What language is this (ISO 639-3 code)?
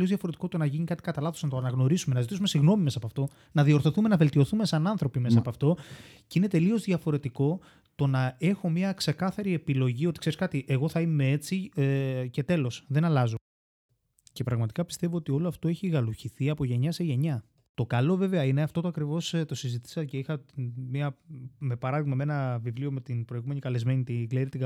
ell